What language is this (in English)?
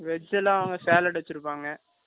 Tamil